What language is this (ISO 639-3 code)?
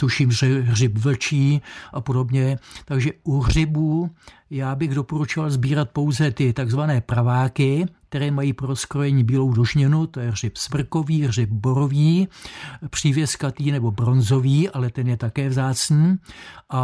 ces